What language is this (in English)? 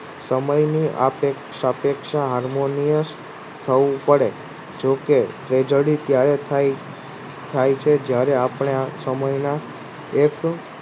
Gujarati